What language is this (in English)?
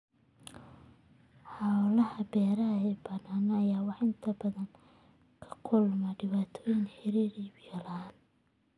Somali